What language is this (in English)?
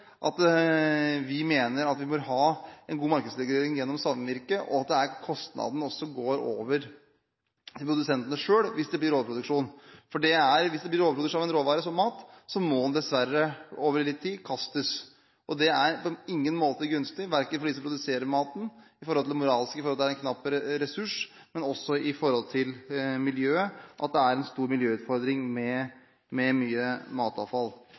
Norwegian Bokmål